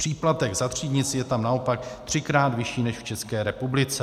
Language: Czech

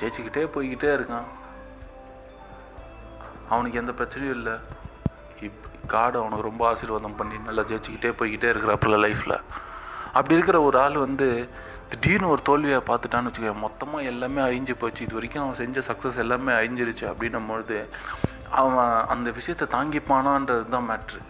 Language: Tamil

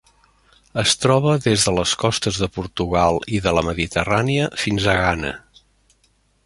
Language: Catalan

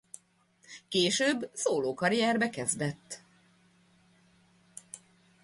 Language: Hungarian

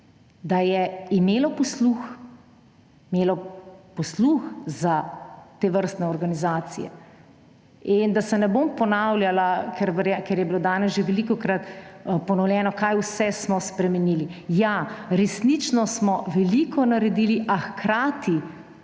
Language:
Slovenian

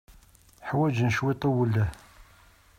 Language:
Kabyle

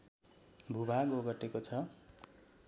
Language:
Nepali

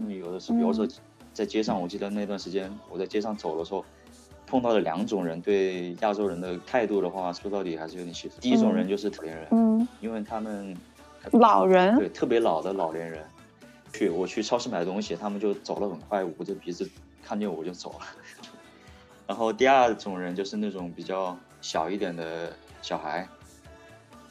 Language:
Chinese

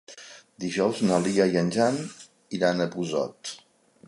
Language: Catalan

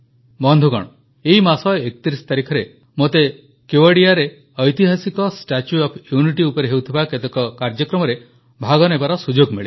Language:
Odia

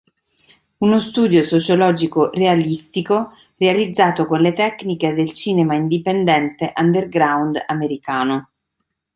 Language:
Italian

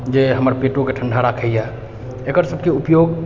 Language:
Maithili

